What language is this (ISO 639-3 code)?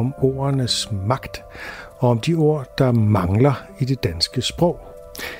dan